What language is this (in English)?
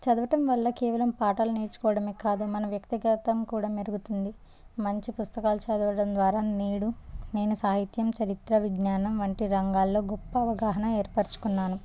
Telugu